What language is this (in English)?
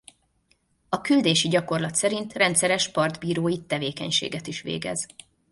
Hungarian